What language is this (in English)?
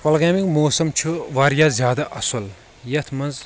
Kashmiri